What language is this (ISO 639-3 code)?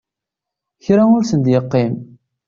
kab